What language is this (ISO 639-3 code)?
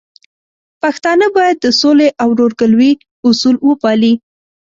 pus